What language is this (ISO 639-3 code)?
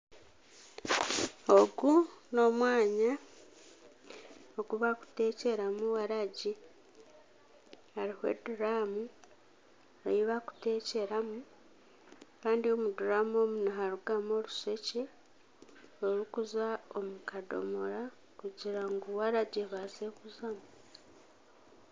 nyn